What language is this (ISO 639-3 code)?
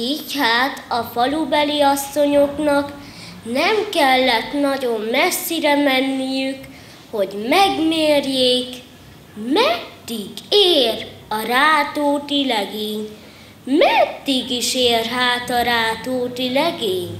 hun